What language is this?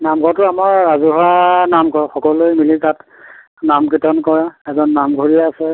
Assamese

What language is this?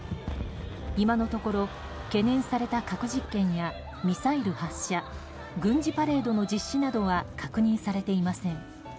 Japanese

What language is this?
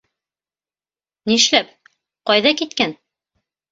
Bashkir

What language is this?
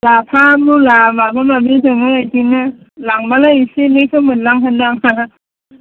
Bodo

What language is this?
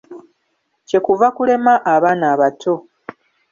Ganda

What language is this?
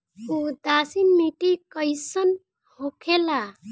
Bhojpuri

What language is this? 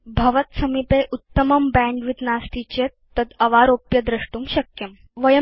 Sanskrit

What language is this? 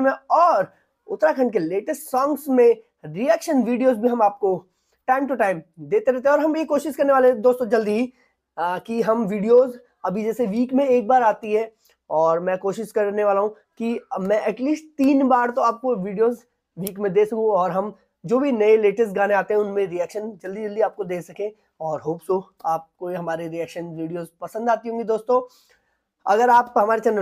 Hindi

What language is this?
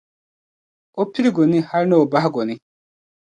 Dagbani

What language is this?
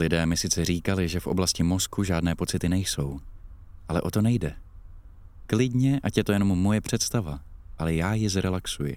Czech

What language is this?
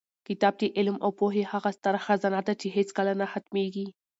Pashto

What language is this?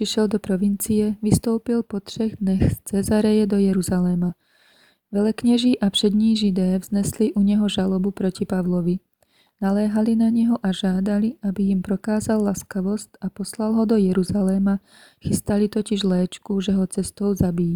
Czech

